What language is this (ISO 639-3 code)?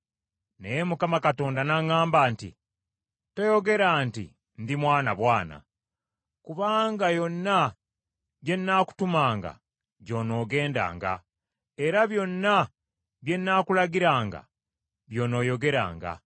lug